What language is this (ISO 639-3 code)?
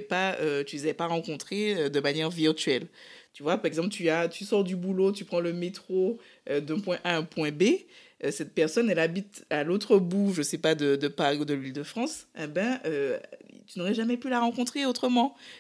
fra